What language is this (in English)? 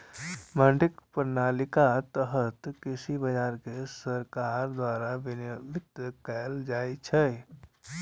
Maithili